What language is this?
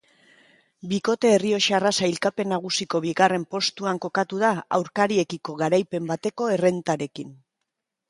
Basque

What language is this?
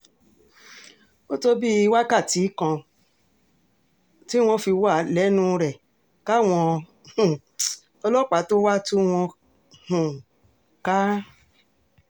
Yoruba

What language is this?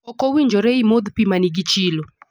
Luo (Kenya and Tanzania)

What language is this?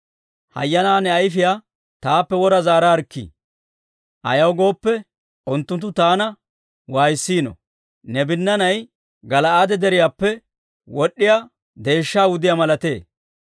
Dawro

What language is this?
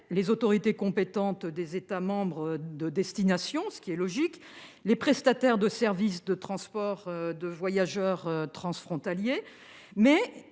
French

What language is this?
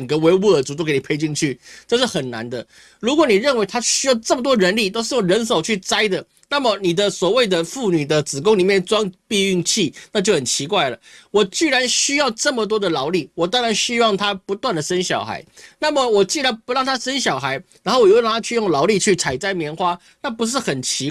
Chinese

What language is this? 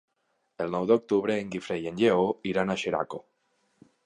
Catalan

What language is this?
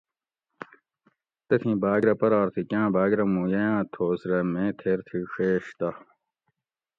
Gawri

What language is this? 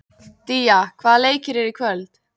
Icelandic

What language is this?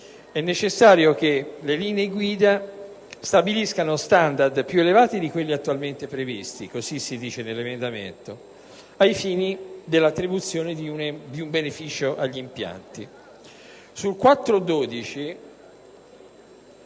Italian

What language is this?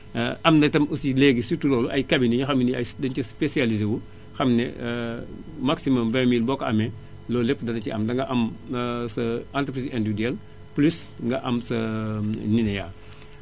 Wolof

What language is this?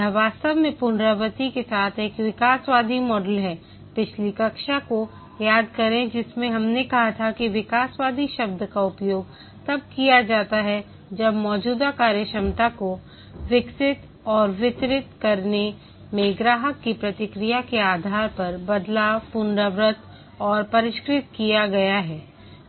Hindi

